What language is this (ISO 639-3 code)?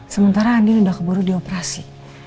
ind